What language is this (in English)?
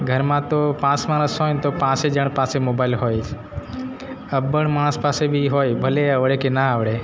Gujarati